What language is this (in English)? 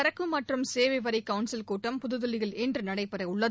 Tamil